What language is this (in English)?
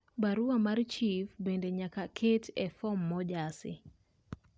Luo (Kenya and Tanzania)